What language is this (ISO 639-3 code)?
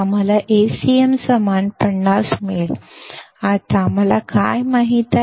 kan